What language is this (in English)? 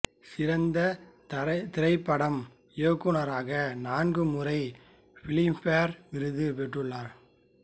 Tamil